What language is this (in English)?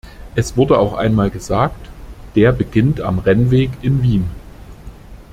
German